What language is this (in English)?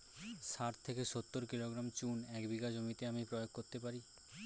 Bangla